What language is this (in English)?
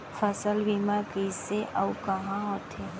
Chhattisgarhi